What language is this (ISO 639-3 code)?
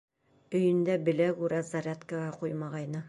bak